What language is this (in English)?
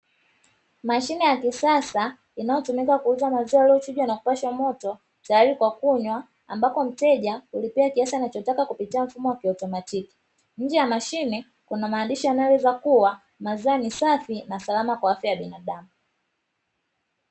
Swahili